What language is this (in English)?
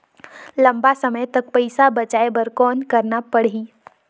Chhattisgarhi